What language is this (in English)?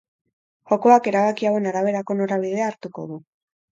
Basque